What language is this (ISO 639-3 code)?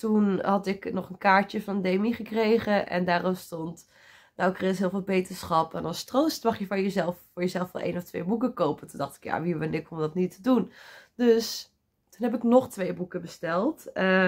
nld